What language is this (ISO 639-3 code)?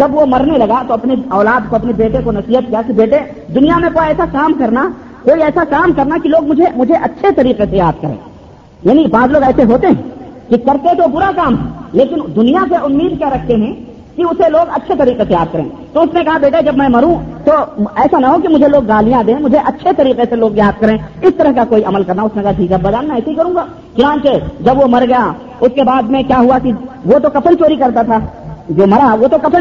urd